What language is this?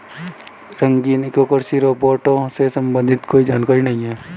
Hindi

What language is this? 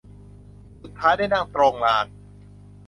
Thai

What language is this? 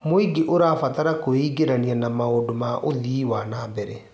Kikuyu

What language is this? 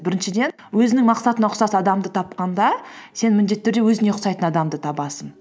Kazakh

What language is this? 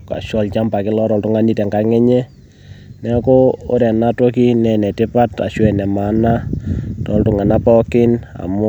Masai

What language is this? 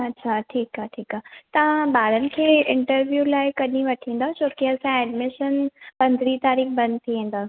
Sindhi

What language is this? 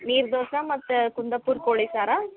Kannada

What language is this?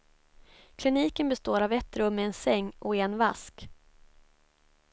Swedish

